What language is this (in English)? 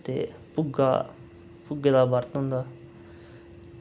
Dogri